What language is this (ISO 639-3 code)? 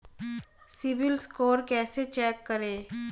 hin